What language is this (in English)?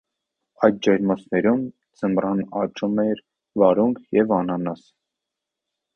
Armenian